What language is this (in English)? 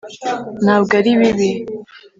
Kinyarwanda